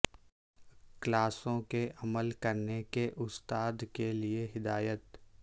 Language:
Urdu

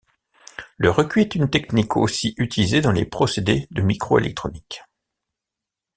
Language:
French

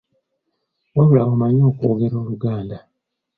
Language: Ganda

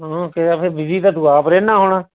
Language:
Punjabi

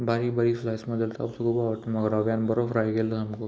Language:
Konkani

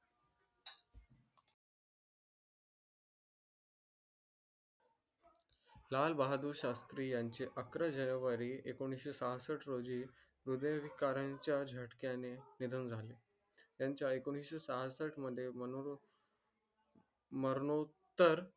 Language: Marathi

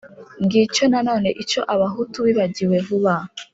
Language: Kinyarwanda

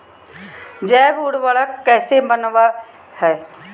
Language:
Magahi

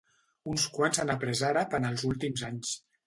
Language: Catalan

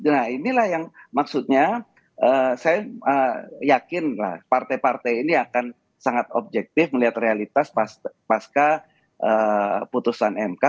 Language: Indonesian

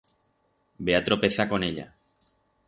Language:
Aragonese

